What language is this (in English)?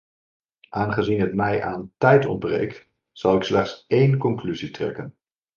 Dutch